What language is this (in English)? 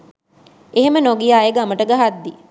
Sinhala